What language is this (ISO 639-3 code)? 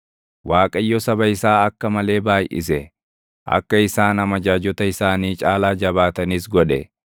orm